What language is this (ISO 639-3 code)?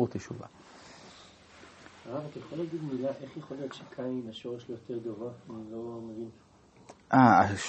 heb